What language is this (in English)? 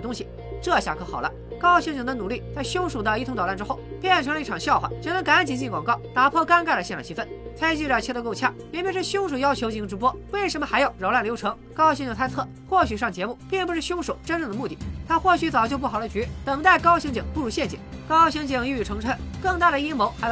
Chinese